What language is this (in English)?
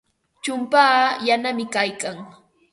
Ambo-Pasco Quechua